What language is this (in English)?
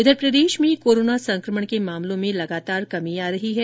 Hindi